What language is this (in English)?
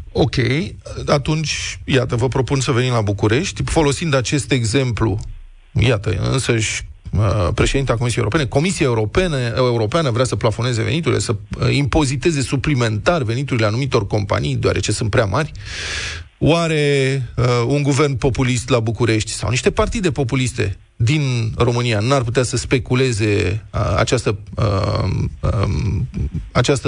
Romanian